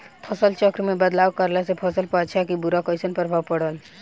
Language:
Bhojpuri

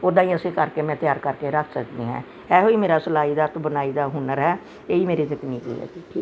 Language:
Punjabi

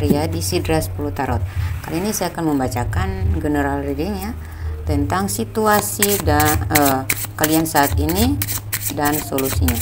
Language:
Indonesian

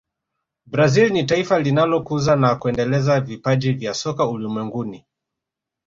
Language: Swahili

